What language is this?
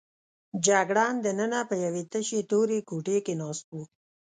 Pashto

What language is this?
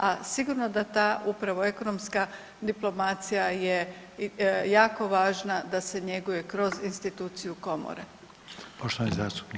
Croatian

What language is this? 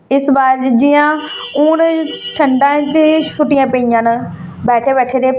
Dogri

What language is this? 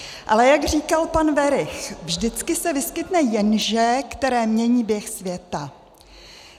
Czech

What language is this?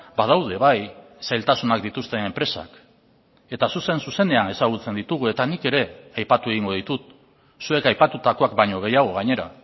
Basque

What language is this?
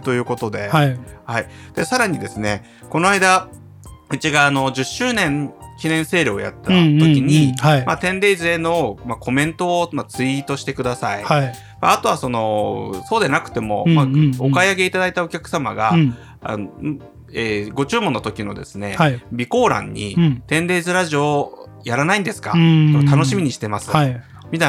Japanese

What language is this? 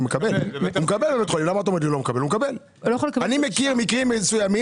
Hebrew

